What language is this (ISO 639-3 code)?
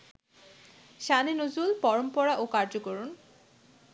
ben